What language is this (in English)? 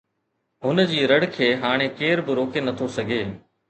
Sindhi